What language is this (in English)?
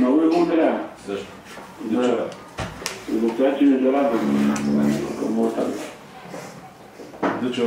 Bulgarian